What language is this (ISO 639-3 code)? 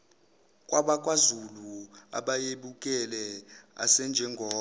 zul